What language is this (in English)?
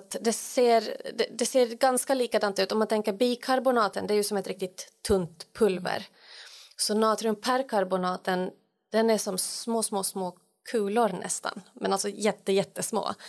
Swedish